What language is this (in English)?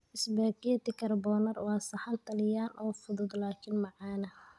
Somali